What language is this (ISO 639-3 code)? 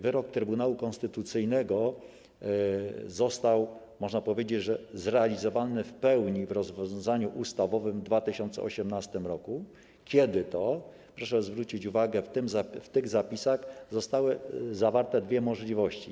pol